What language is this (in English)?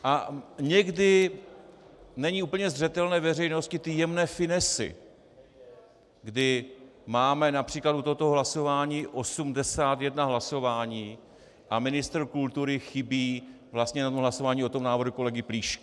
Czech